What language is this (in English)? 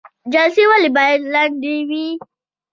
Pashto